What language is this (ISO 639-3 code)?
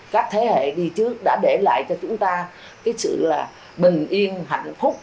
vie